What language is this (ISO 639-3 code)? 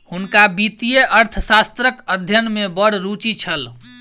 mai